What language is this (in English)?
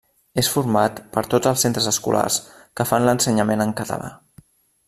Catalan